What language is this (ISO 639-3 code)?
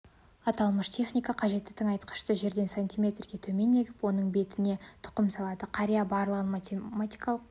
kaz